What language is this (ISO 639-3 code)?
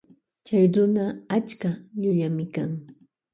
qvj